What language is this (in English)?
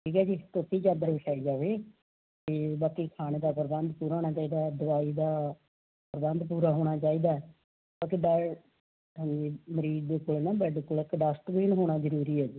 Punjabi